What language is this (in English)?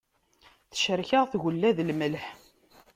Kabyle